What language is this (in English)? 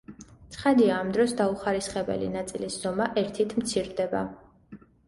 Georgian